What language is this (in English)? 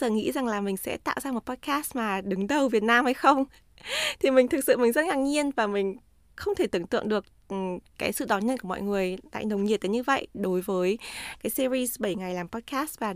Vietnamese